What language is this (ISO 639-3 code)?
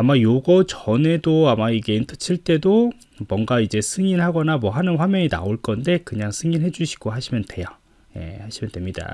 kor